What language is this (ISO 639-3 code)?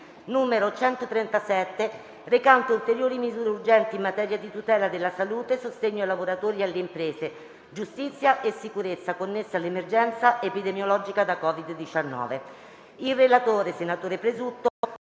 ita